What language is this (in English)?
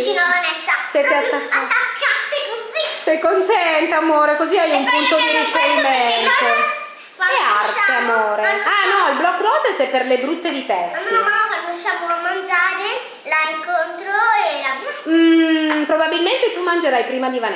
Italian